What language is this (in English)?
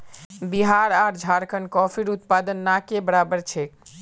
Magahi